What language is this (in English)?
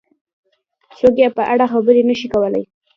Pashto